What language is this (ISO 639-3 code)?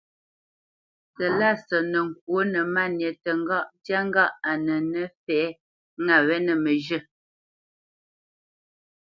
bce